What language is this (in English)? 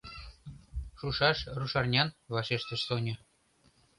Mari